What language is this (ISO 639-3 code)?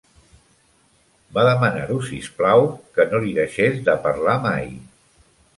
cat